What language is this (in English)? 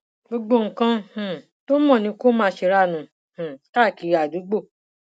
Yoruba